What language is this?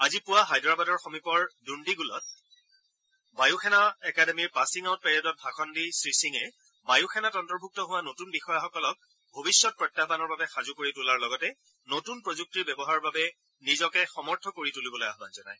Assamese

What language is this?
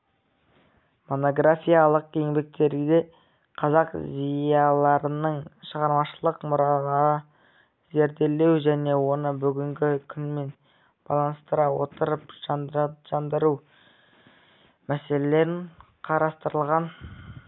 Kazakh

